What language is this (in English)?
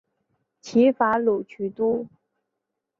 Chinese